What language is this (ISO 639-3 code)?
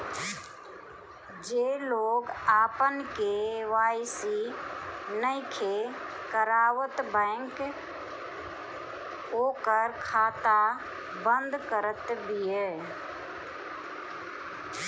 bho